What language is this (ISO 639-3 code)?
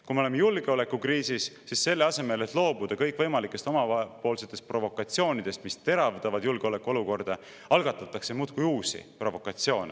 est